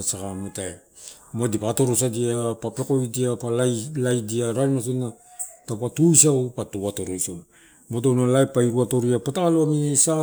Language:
Torau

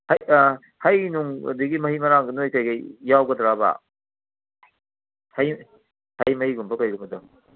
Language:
Manipuri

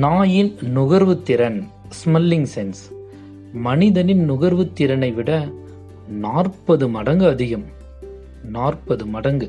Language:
Tamil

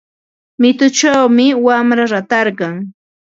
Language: Ambo-Pasco Quechua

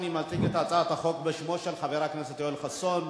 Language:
Hebrew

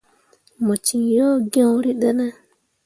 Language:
Mundang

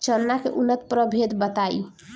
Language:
Bhojpuri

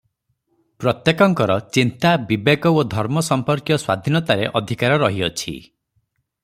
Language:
Odia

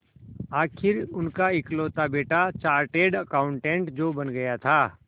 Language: Hindi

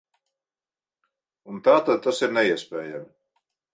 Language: Latvian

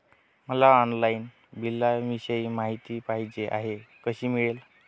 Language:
Marathi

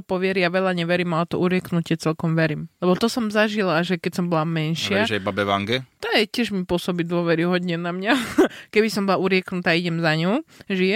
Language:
Slovak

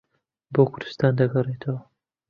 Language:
Central Kurdish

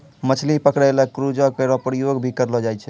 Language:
Maithili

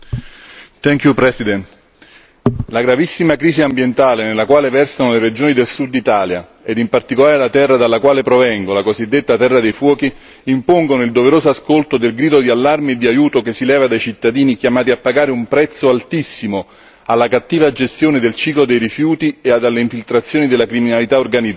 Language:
Italian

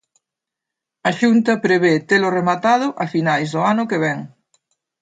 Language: Galician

